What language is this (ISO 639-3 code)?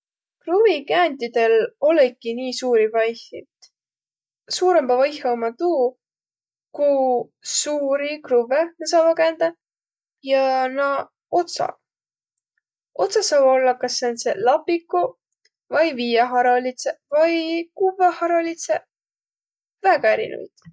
vro